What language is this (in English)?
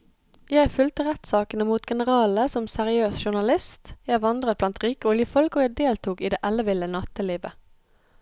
Norwegian